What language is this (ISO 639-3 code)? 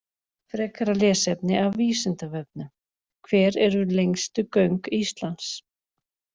isl